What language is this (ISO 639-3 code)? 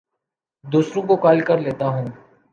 urd